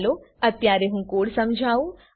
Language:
Gujarati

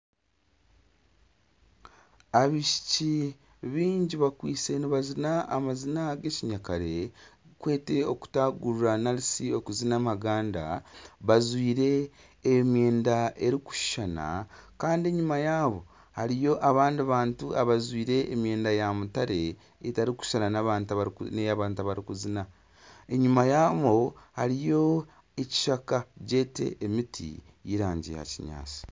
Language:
Nyankole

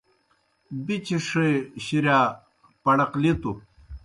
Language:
Kohistani Shina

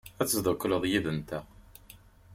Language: Kabyle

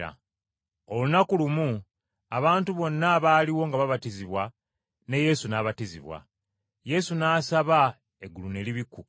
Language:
Ganda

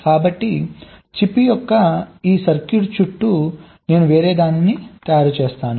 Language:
Telugu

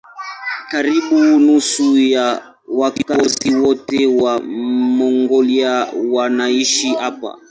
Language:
Swahili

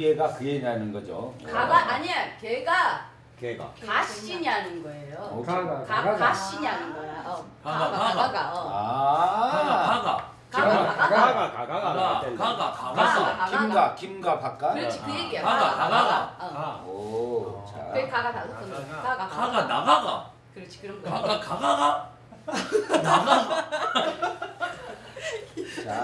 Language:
Korean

